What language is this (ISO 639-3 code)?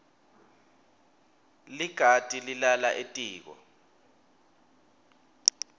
ssw